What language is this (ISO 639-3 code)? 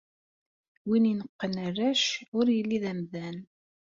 kab